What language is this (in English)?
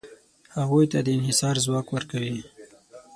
Pashto